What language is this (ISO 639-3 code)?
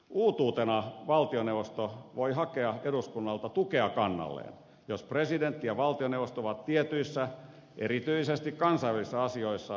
fin